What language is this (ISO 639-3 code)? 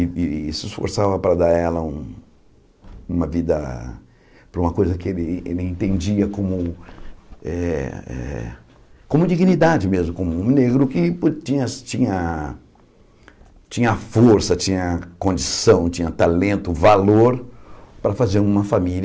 por